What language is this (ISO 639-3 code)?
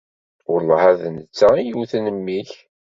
kab